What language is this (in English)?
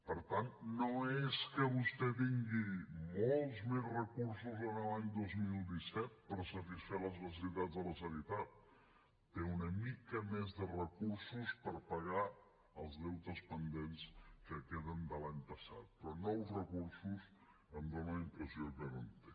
Catalan